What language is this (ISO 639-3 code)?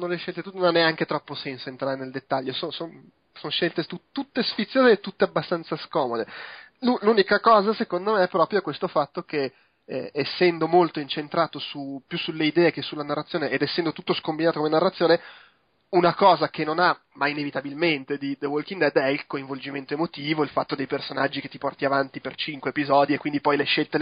ita